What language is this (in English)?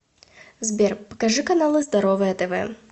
Russian